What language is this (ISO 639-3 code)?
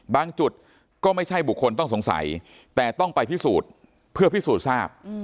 tha